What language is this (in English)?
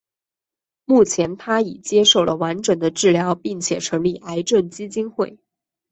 Chinese